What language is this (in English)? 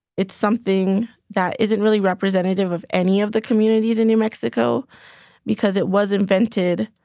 English